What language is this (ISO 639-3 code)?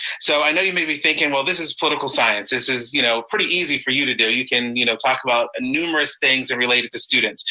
eng